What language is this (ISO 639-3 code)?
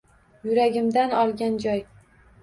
uzb